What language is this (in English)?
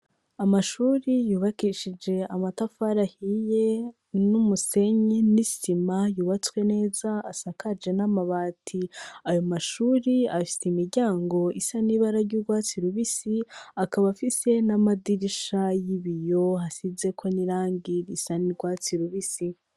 Rundi